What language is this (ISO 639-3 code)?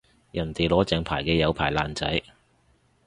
yue